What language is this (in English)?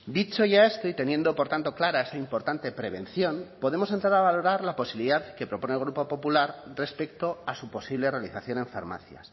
Spanish